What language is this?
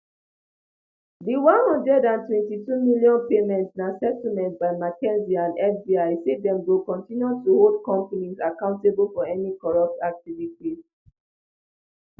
Nigerian Pidgin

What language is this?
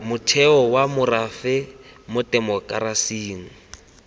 Tswana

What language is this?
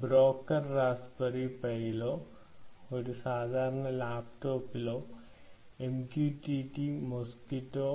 Malayalam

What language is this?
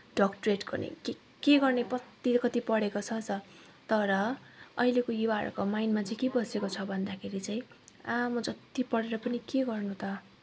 Nepali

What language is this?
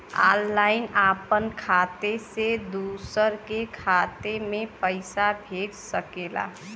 Bhojpuri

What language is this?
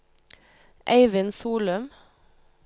Norwegian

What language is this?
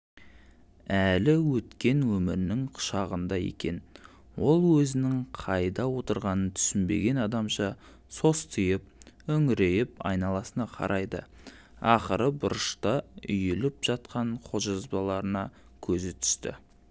Kazakh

